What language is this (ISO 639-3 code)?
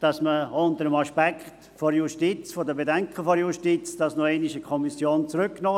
gsw